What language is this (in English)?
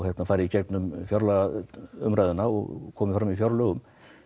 Icelandic